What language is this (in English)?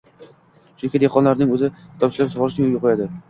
Uzbek